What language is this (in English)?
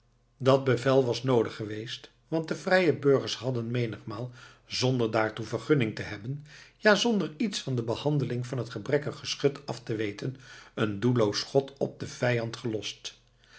Dutch